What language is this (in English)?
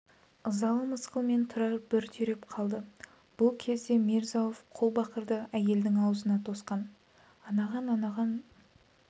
Kazakh